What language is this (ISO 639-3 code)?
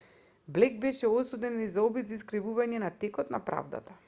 mkd